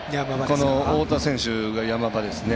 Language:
Japanese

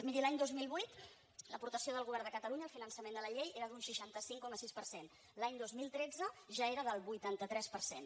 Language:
Catalan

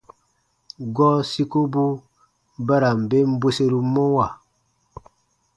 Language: Baatonum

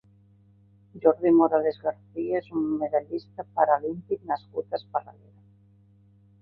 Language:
Catalan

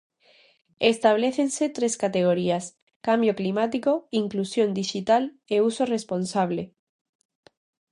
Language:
Galician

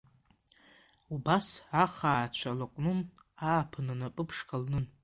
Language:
Abkhazian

